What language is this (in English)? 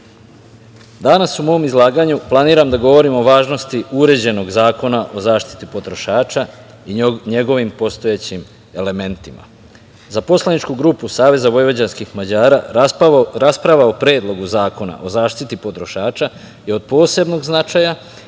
Serbian